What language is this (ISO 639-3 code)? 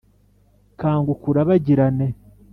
kin